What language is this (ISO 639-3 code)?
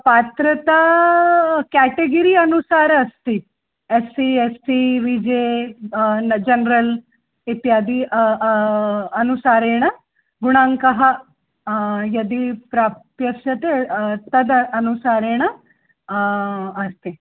san